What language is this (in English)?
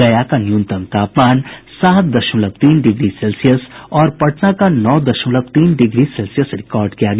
Hindi